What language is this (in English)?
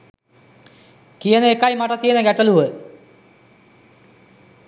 Sinhala